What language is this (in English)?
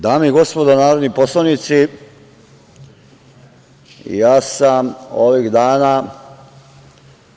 Serbian